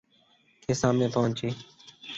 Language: Urdu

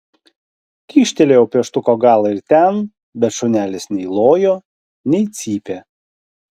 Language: Lithuanian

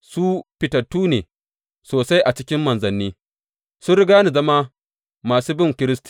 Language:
Hausa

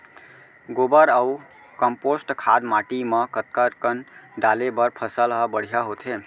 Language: Chhattisgarhi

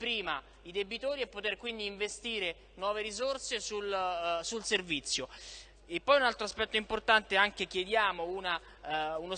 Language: Italian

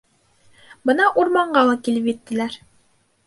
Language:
Bashkir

